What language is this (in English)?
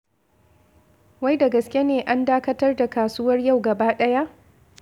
Hausa